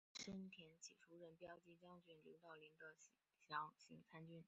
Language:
Chinese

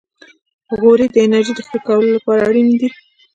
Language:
Pashto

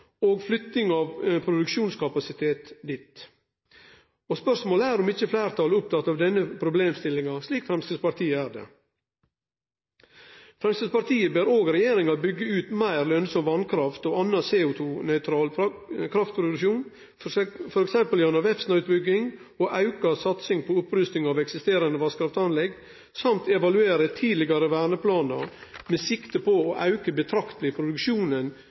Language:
Norwegian Nynorsk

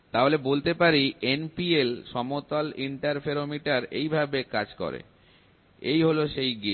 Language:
Bangla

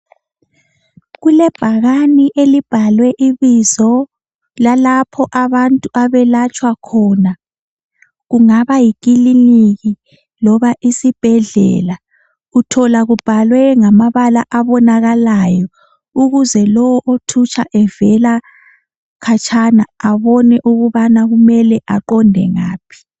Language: North Ndebele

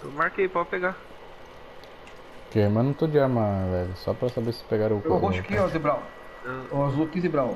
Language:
Portuguese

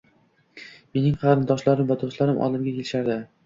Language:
Uzbek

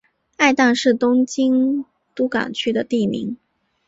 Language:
Chinese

